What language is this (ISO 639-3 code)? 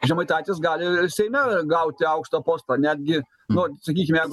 lit